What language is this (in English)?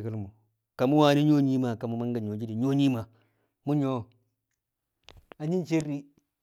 Kamo